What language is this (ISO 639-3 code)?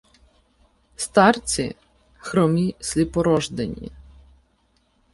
ukr